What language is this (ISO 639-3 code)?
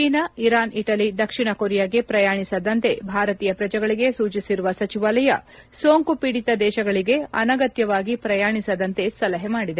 kan